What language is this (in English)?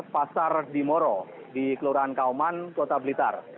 Indonesian